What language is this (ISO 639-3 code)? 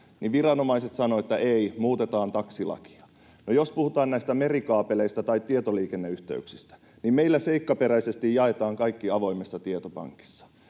fin